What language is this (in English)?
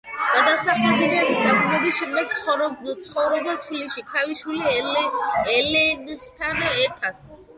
Georgian